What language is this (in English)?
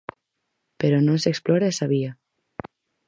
Galician